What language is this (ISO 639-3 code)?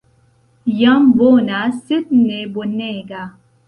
epo